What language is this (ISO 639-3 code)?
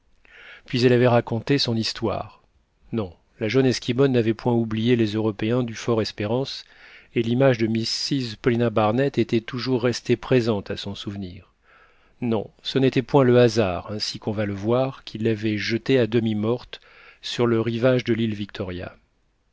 fra